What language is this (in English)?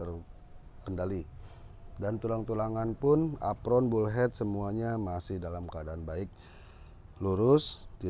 Indonesian